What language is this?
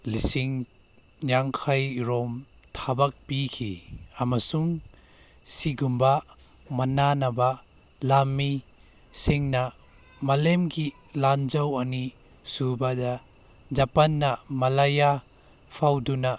Manipuri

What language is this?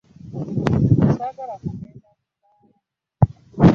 Ganda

